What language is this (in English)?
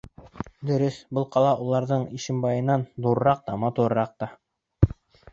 Bashkir